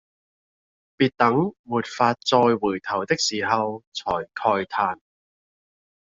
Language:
Cantonese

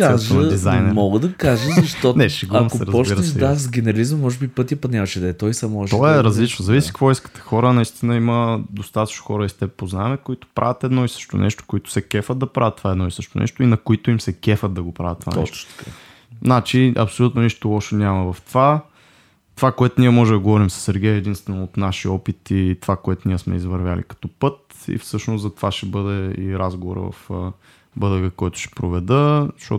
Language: Bulgarian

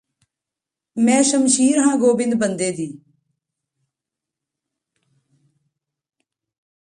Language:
Punjabi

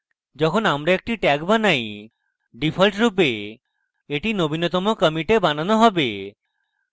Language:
Bangla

